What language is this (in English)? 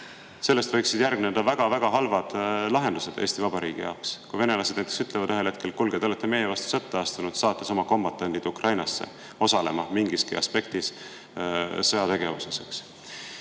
Estonian